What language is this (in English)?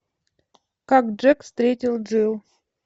Russian